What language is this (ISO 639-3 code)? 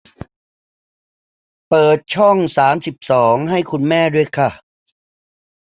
tha